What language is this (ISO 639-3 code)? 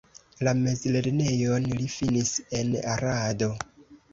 epo